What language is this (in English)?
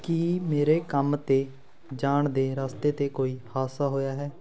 Punjabi